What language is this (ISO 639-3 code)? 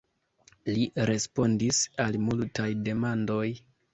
epo